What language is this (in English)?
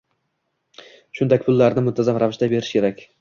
Uzbek